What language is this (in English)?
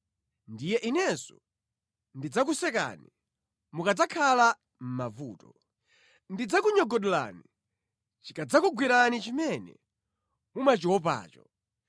Nyanja